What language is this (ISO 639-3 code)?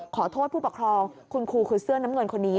tha